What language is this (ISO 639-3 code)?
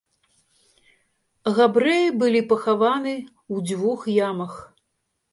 bel